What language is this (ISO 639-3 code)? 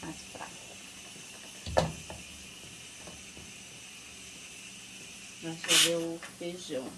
por